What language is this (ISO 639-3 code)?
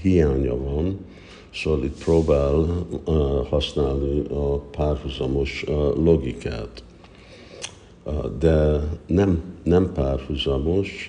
hun